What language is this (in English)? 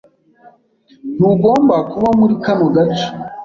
Kinyarwanda